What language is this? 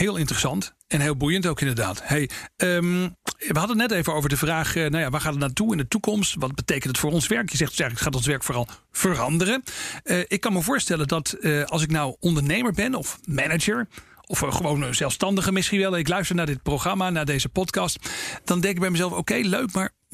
Dutch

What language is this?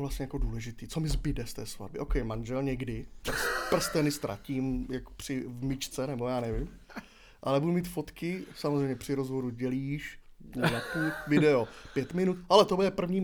Czech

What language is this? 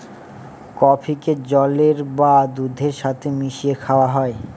Bangla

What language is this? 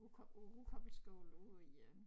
Danish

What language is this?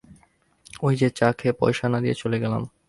Bangla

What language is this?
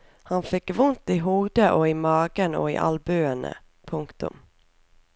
Norwegian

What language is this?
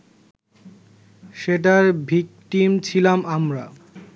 Bangla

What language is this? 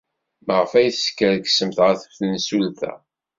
Kabyle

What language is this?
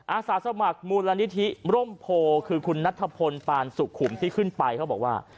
Thai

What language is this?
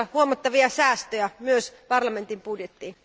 Finnish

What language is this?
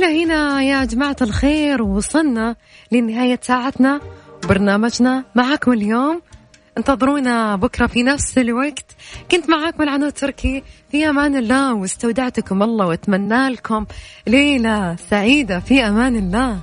Arabic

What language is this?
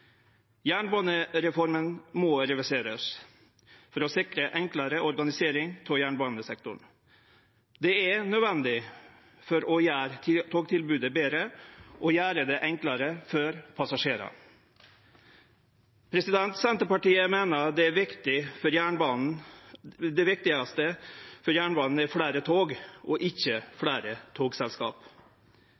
Norwegian Nynorsk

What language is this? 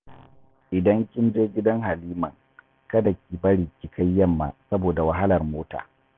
Hausa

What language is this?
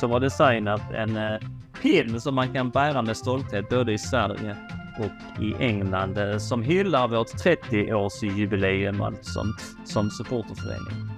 Swedish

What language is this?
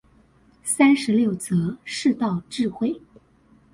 Chinese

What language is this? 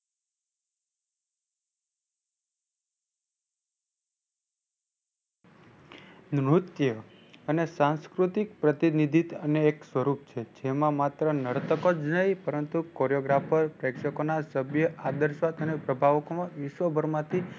Gujarati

